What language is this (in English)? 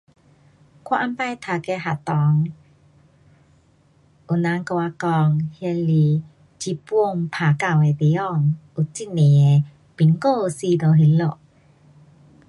Pu-Xian Chinese